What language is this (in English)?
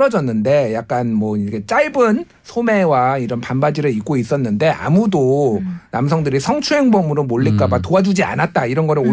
Korean